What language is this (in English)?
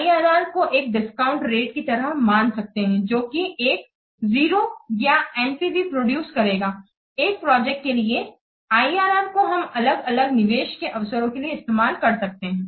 Hindi